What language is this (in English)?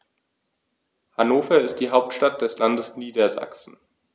German